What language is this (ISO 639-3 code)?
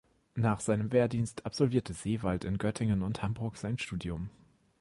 deu